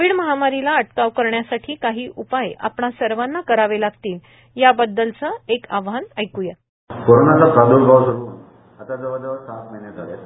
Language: Marathi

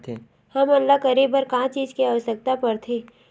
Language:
Chhattisgarhi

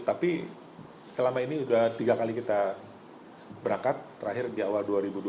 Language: Indonesian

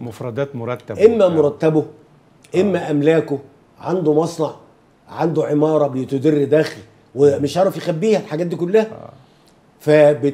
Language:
Arabic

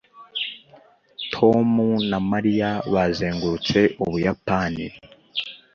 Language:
Kinyarwanda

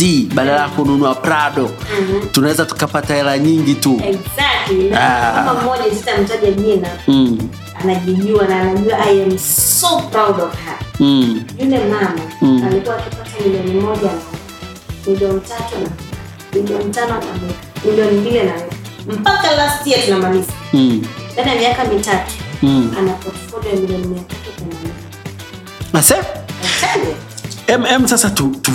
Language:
Swahili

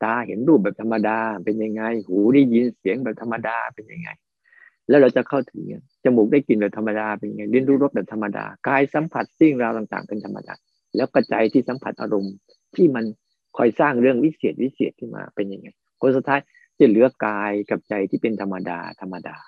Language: Thai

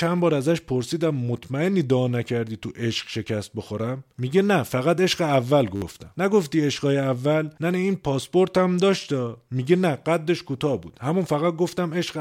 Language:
Persian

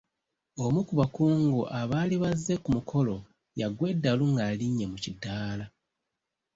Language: Ganda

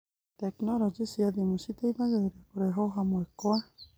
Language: Kikuyu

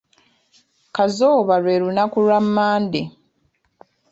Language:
Ganda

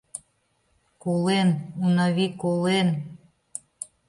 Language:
Mari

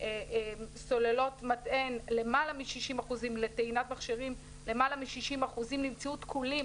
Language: Hebrew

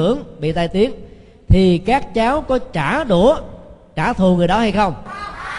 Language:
Vietnamese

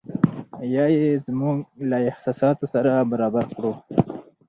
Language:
Pashto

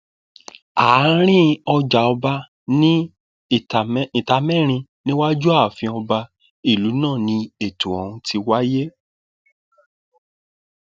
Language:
Yoruba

